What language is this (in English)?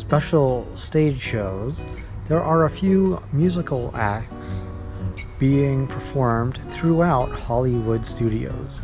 English